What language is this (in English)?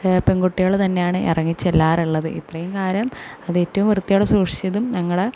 Malayalam